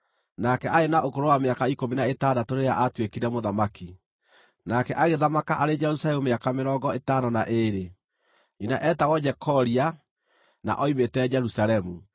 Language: Kikuyu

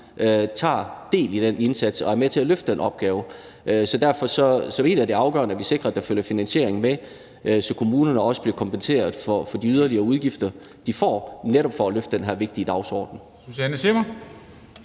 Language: Danish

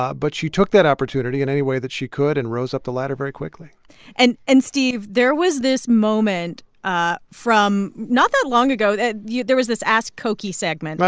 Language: English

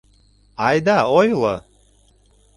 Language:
Mari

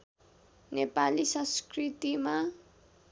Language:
Nepali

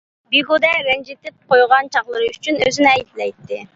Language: Uyghur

